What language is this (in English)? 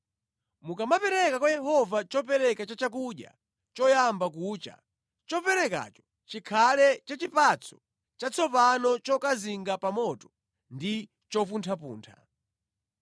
Nyanja